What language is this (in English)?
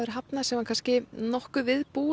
Icelandic